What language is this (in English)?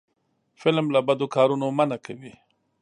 Pashto